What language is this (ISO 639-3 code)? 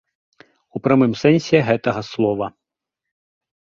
bel